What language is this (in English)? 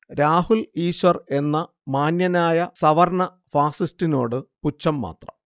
Malayalam